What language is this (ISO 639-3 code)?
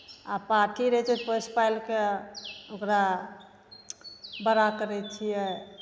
mai